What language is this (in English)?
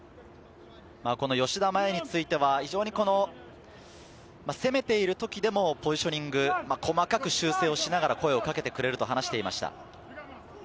Japanese